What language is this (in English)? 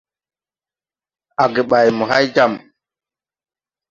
Tupuri